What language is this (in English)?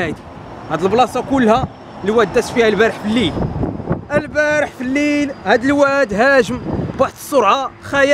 Arabic